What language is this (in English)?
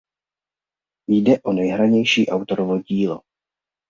Czech